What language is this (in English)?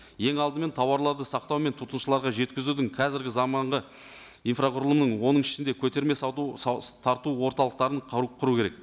Kazakh